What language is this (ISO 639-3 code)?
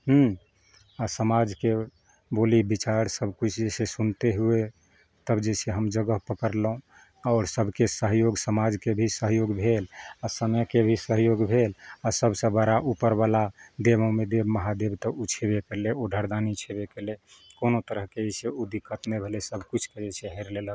mai